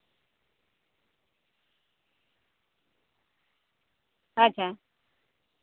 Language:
Santali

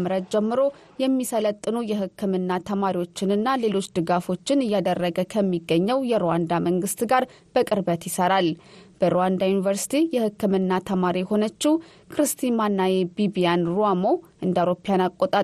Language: Amharic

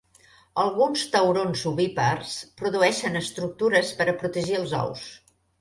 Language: Catalan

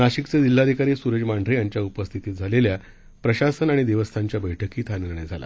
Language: Marathi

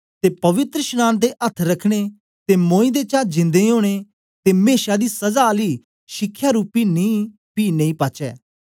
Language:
Dogri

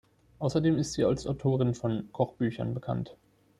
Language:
German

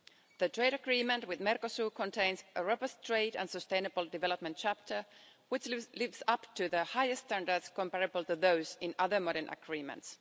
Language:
English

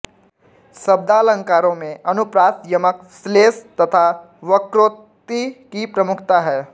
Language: Hindi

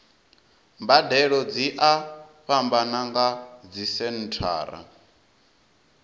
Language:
Venda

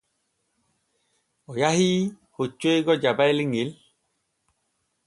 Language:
Borgu Fulfulde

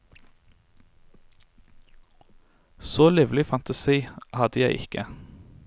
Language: Norwegian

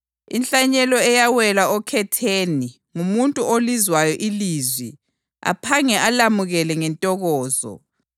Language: North Ndebele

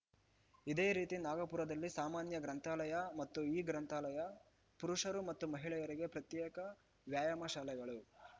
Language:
Kannada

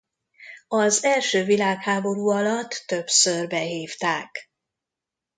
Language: Hungarian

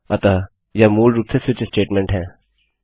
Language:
Hindi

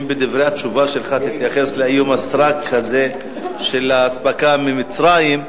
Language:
Hebrew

